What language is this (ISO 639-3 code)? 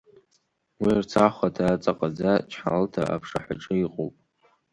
abk